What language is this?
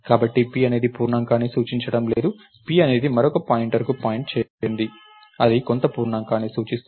Telugu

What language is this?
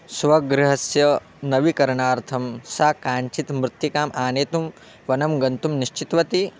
Sanskrit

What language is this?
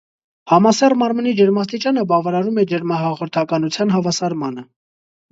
Armenian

